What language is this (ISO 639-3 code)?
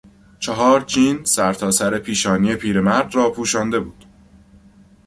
fas